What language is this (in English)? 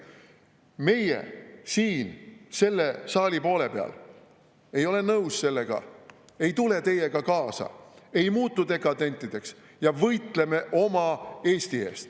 Estonian